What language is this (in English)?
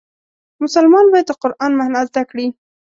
Pashto